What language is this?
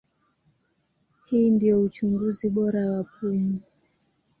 Swahili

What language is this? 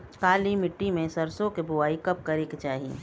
Bhojpuri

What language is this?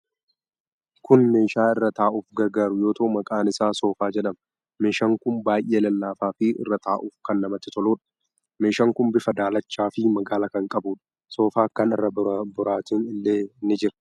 Oromo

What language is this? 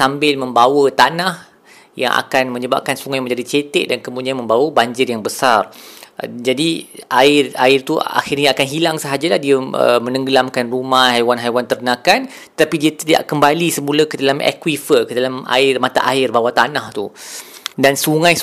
Malay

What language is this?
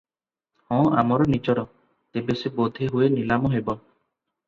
Odia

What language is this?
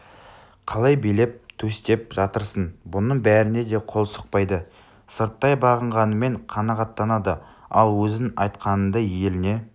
Kazakh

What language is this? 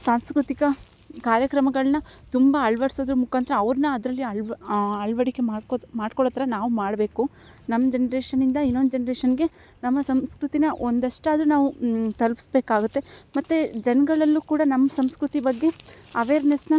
Kannada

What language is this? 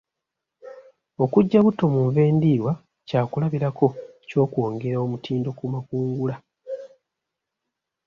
Ganda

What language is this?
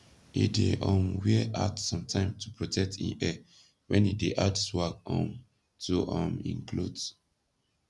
Nigerian Pidgin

